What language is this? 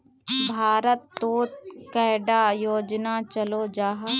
Magahi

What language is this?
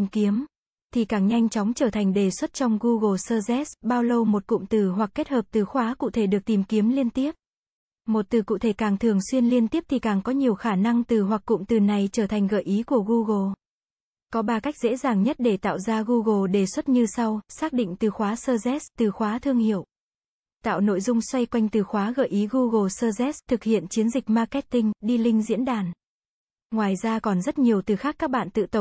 Vietnamese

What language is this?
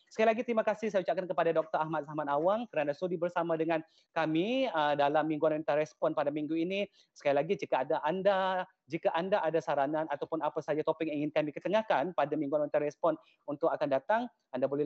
Malay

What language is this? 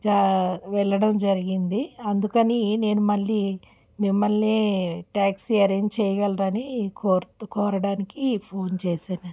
Telugu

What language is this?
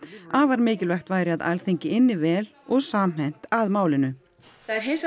Icelandic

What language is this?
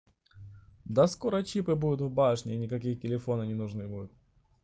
Russian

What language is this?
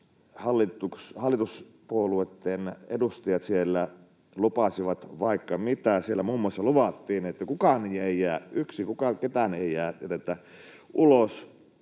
Finnish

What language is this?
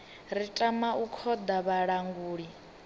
Venda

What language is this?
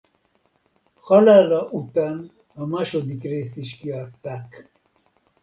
Hungarian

